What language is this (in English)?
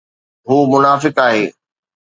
Sindhi